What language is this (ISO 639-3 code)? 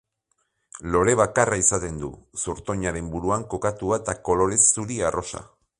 eus